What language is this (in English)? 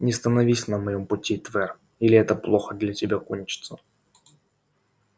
Russian